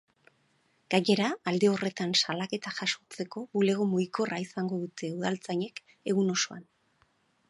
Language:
Basque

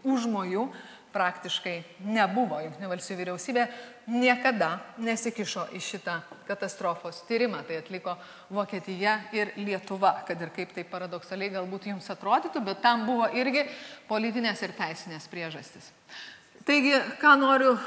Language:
Lithuanian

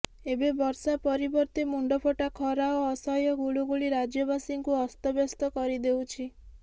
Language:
Odia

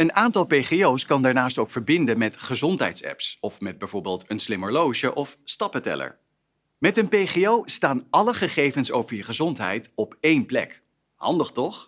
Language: Dutch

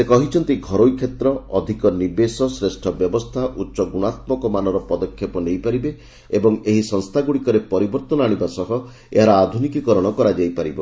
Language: Odia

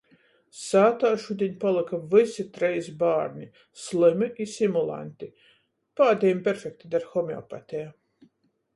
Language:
Latgalian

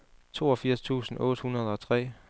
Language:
Danish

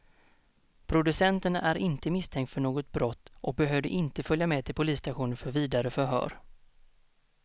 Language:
Swedish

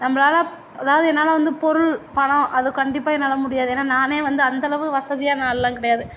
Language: Tamil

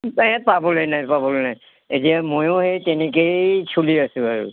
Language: Assamese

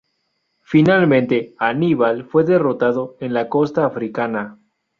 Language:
Spanish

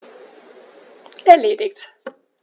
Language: German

